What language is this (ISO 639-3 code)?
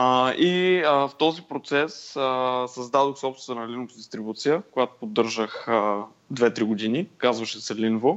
bul